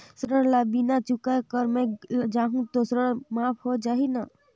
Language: Chhattisgarhi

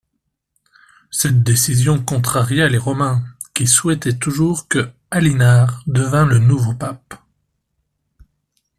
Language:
French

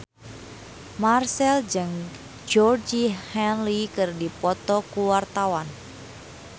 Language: Sundanese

